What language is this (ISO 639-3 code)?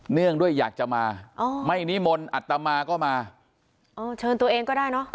tha